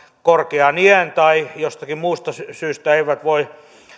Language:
Finnish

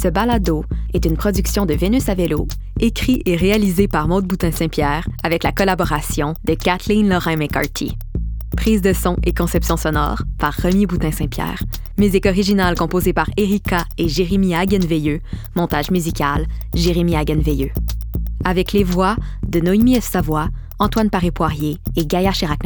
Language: French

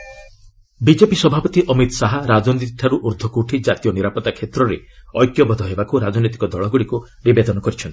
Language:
Odia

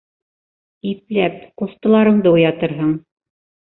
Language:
Bashkir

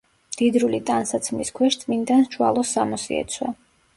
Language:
Georgian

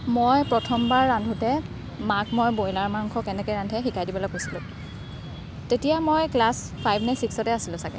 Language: Assamese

